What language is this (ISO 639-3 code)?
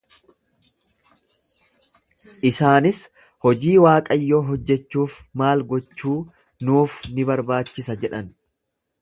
orm